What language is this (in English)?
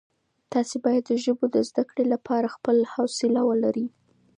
Pashto